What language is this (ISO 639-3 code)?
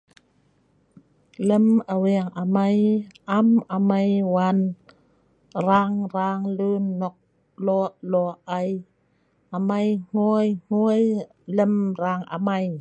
snv